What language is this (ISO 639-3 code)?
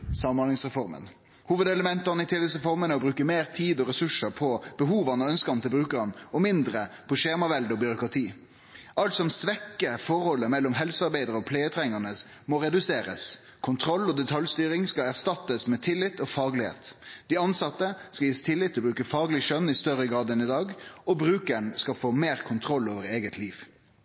nno